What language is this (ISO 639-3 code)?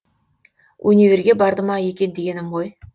kaz